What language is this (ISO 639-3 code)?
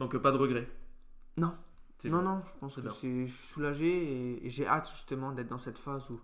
fra